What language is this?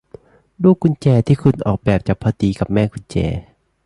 Thai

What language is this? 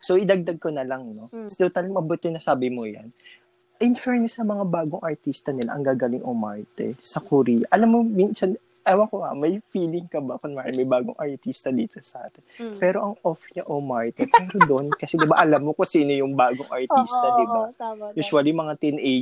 Filipino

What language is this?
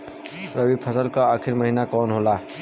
Bhojpuri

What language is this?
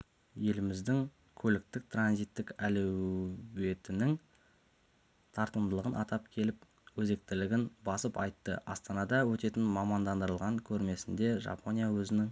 Kazakh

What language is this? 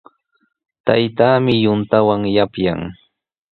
Sihuas Ancash Quechua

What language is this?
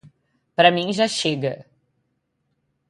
Portuguese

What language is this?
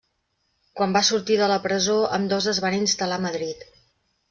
Catalan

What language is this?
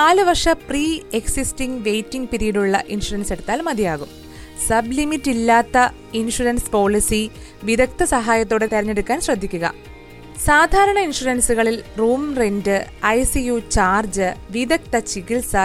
Malayalam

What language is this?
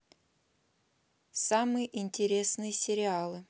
Russian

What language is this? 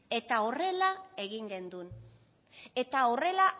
Basque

